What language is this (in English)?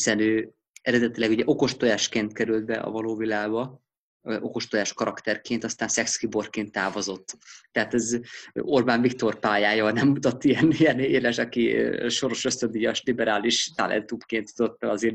Hungarian